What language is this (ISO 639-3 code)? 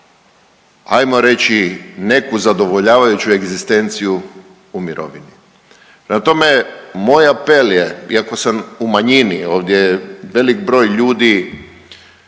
hrv